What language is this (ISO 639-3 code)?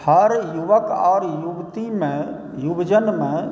mai